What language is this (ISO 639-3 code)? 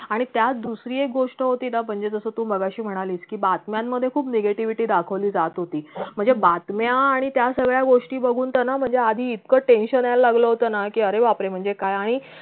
mar